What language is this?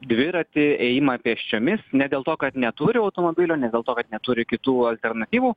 Lithuanian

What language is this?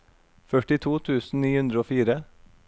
Norwegian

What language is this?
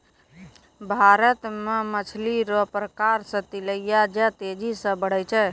Maithili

